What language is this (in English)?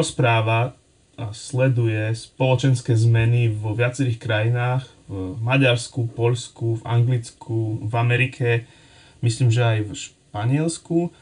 Slovak